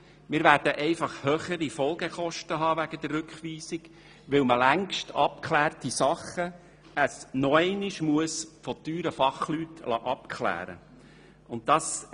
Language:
Swiss German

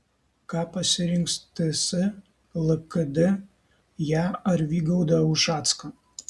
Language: Lithuanian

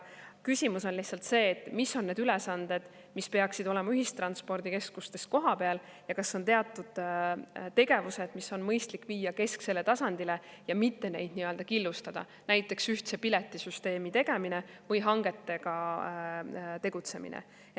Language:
Estonian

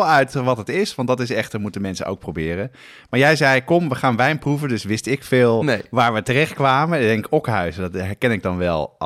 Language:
Dutch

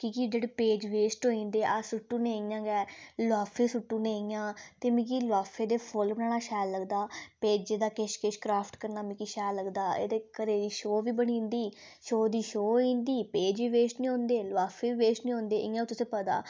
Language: Dogri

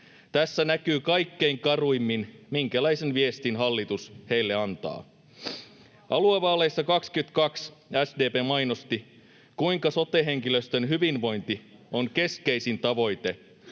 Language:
Finnish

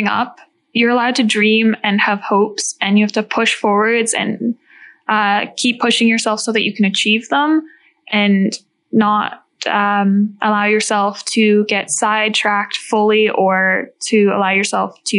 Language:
English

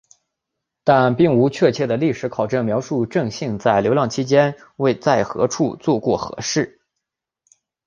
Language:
Chinese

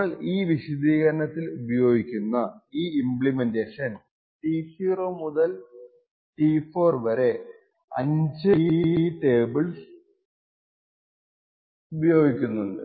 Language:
Malayalam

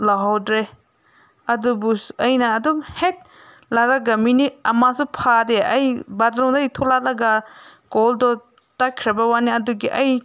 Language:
Manipuri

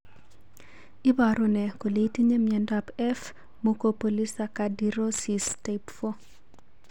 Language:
Kalenjin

